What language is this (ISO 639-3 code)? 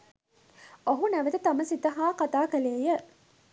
sin